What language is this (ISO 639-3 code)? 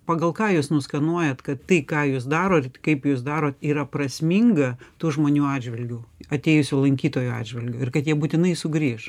lit